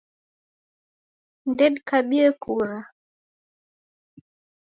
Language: Taita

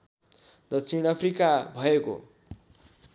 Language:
Nepali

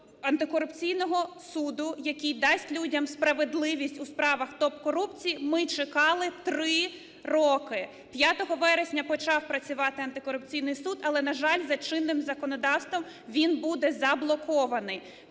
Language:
Ukrainian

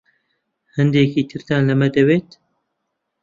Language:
Central Kurdish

